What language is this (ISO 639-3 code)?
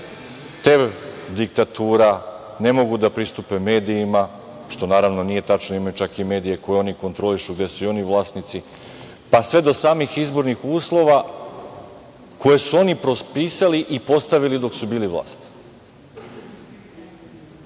srp